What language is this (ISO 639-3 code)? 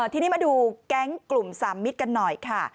tha